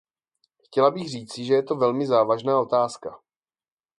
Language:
Czech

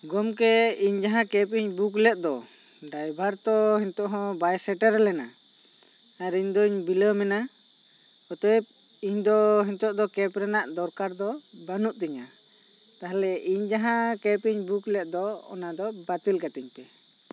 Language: Santali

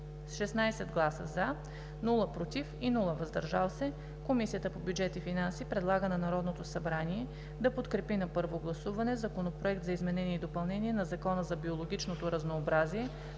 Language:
Bulgarian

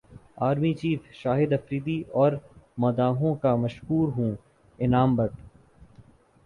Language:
Urdu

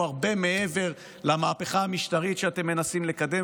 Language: Hebrew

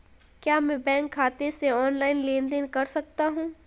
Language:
Hindi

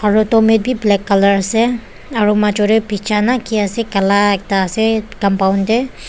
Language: Naga Pidgin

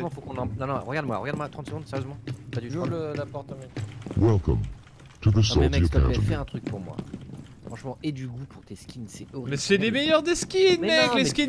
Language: French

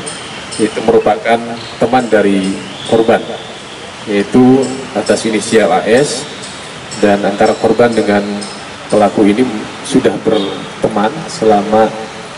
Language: Indonesian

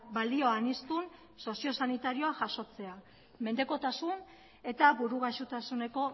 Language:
Basque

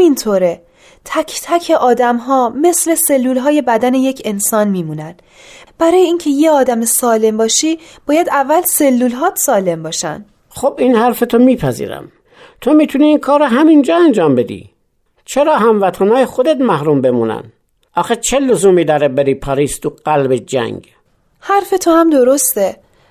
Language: Persian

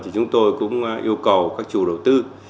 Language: Vietnamese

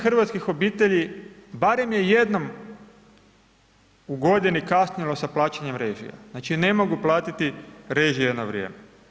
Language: Croatian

